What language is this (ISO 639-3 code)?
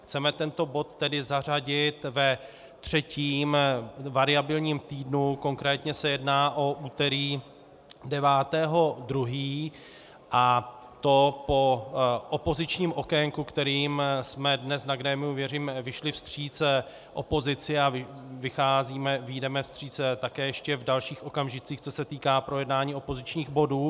ces